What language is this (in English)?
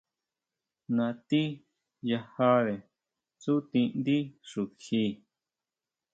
Huautla Mazatec